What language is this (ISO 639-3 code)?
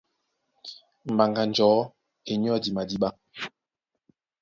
dua